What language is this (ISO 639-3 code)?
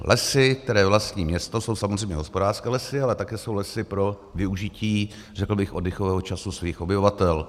ces